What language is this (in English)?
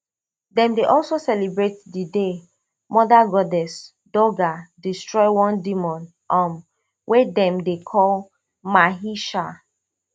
Nigerian Pidgin